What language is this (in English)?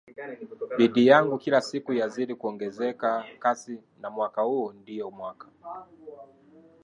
Swahili